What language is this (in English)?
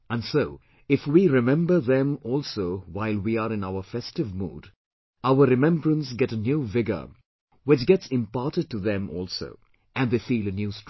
English